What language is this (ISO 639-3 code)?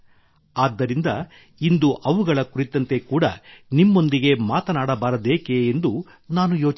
kan